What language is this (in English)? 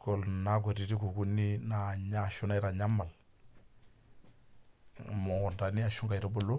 Masai